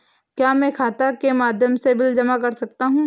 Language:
Hindi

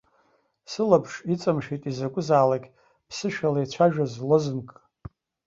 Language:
Abkhazian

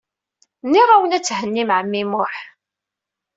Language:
Kabyle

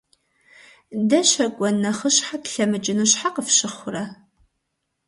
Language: Kabardian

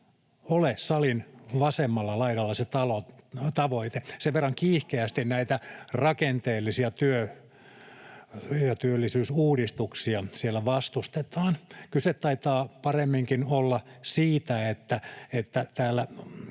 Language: Finnish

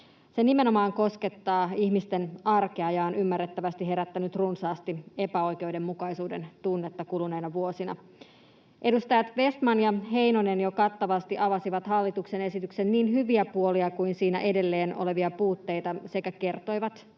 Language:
Finnish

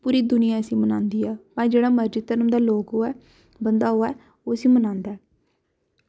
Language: Dogri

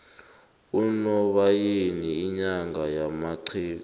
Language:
South Ndebele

